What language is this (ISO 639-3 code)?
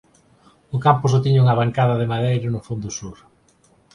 glg